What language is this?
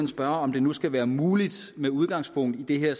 Danish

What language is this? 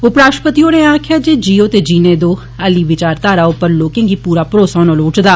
Dogri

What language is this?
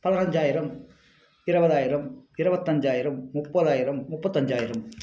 Tamil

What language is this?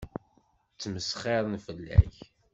Kabyle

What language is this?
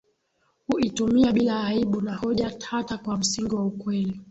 Swahili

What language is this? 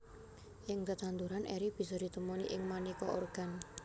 Javanese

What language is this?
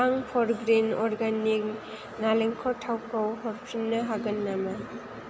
Bodo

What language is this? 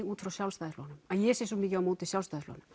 Icelandic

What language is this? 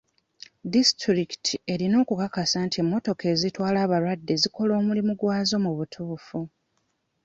Ganda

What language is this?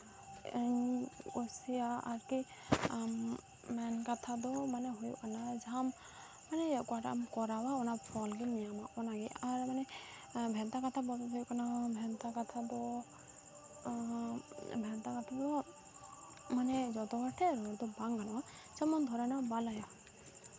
Santali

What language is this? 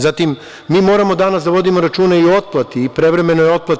Serbian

